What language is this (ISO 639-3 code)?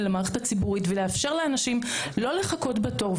heb